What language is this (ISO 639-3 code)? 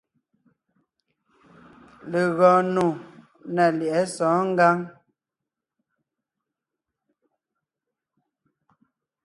nnh